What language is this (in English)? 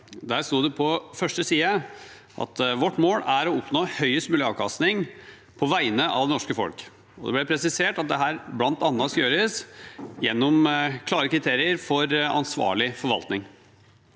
Norwegian